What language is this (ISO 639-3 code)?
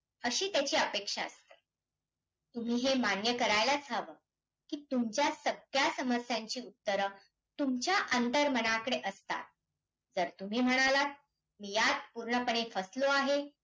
mar